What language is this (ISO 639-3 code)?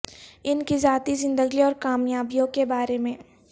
urd